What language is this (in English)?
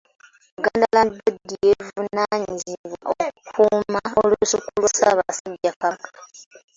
Ganda